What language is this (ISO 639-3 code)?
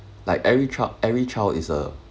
eng